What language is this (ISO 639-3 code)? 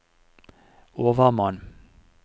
nor